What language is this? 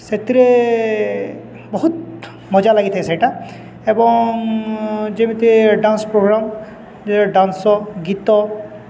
Odia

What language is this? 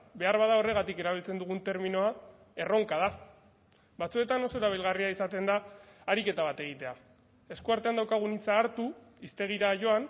Basque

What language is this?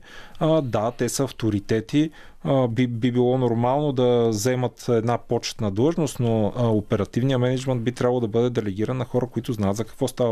Bulgarian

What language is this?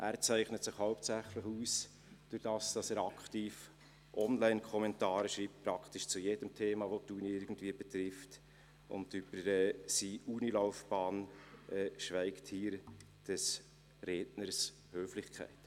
Swiss German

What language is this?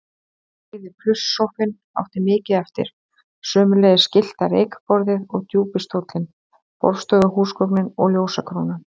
Icelandic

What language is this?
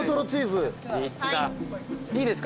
Japanese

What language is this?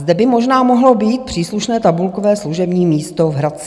Czech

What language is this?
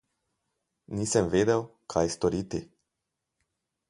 Slovenian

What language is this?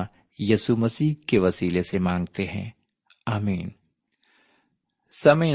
Urdu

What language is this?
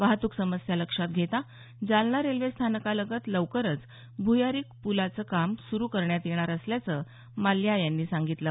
Marathi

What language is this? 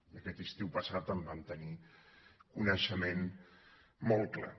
Catalan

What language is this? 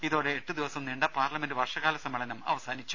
Malayalam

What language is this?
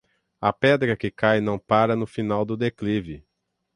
Portuguese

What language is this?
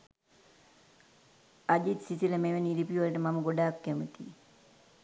Sinhala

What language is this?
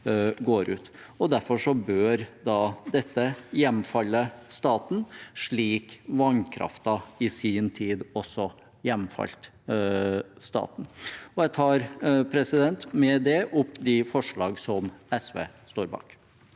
Norwegian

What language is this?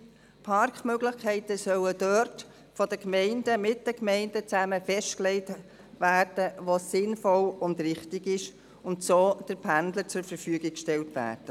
Swiss German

